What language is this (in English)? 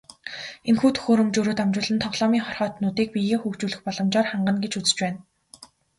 Mongolian